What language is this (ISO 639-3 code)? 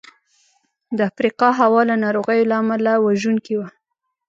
pus